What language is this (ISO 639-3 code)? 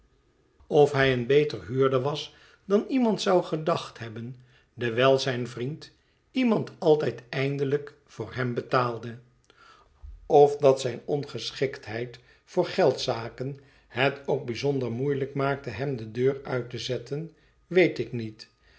nld